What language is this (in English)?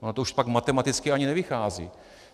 Czech